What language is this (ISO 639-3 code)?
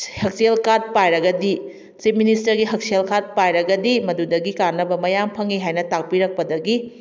mni